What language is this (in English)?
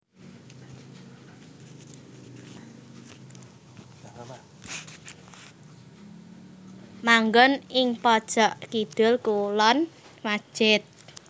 Javanese